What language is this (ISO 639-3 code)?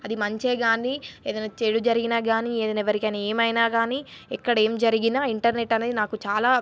tel